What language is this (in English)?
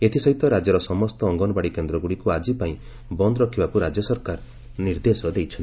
Odia